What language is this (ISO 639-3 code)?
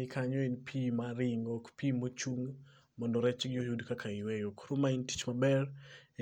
luo